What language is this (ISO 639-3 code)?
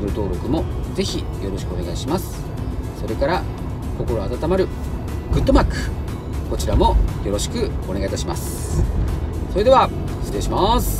jpn